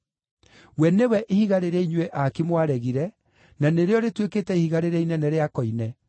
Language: Kikuyu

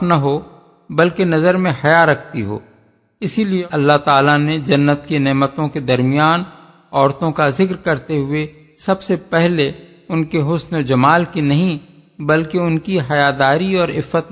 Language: Urdu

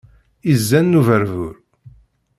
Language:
Kabyle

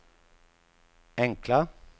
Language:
Swedish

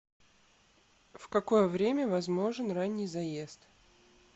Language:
Russian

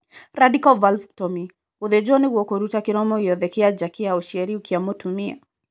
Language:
Kikuyu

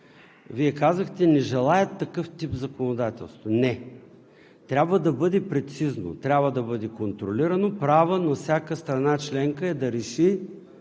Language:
Bulgarian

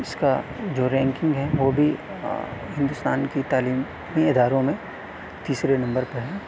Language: Urdu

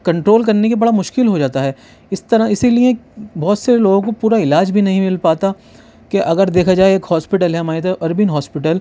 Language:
Urdu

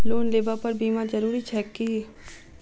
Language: Maithili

